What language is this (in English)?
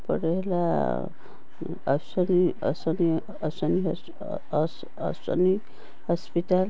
Odia